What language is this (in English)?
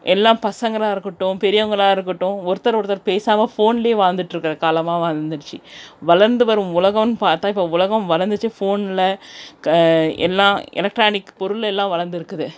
Tamil